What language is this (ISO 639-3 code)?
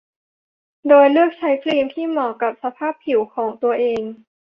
tha